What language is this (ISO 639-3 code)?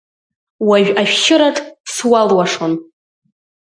abk